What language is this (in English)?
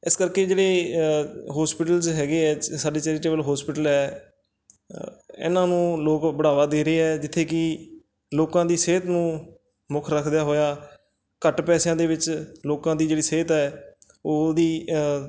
Punjabi